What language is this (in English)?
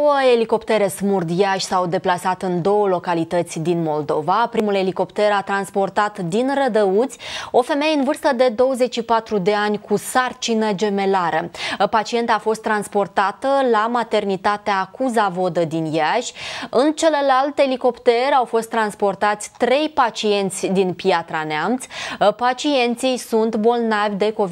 Romanian